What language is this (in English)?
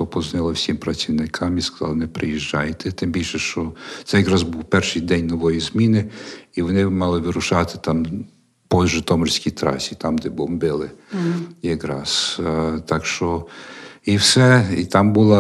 Ukrainian